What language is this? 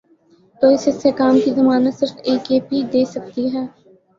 Urdu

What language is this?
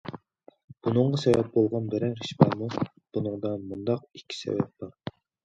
Uyghur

